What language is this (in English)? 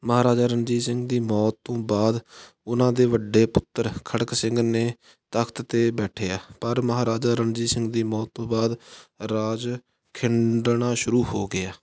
Punjabi